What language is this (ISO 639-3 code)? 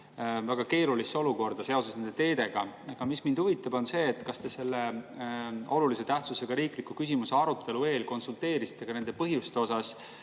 est